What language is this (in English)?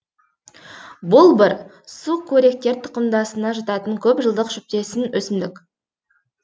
Kazakh